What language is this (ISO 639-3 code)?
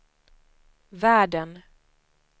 swe